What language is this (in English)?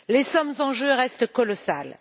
French